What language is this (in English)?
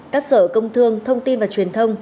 Vietnamese